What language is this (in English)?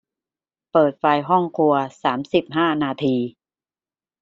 Thai